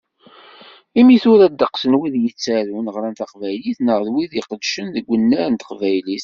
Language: Kabyle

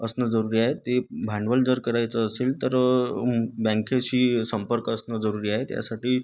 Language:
Marathi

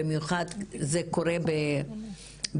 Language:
Hebrew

